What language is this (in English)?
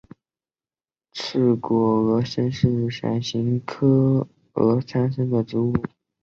Chinese